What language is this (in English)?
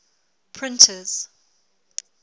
English